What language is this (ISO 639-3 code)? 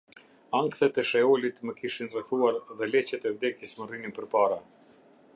sqi